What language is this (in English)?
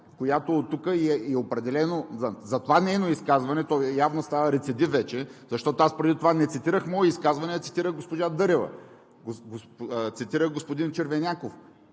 Bulgarian